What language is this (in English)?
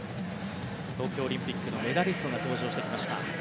Japanese